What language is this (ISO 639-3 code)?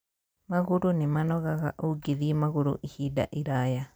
kik